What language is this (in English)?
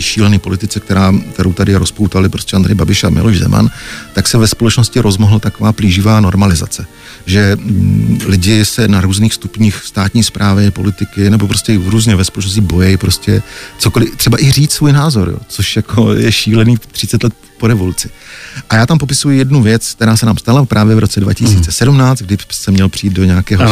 Czech